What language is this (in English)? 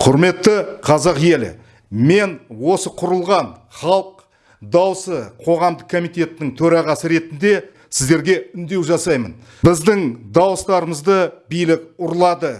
Turkish